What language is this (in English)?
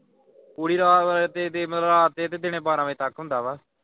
Punjabi